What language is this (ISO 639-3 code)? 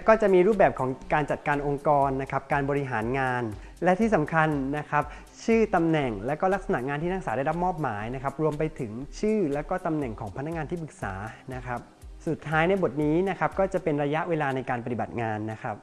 tha